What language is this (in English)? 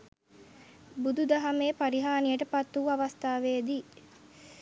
Sinhala